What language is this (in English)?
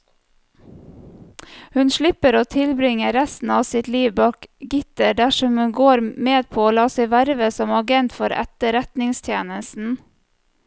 Norwegian